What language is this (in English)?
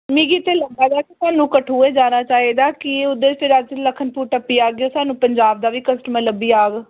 Dogri